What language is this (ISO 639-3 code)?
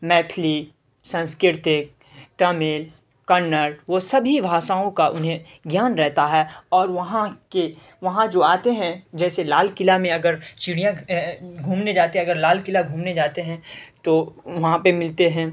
urd